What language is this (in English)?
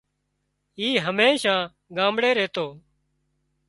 Wadiyara Koli